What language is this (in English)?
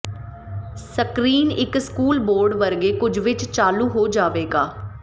Punjabi